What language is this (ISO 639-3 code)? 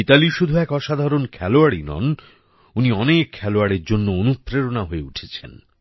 ben